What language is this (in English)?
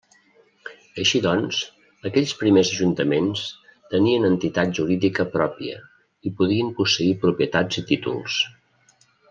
Catalan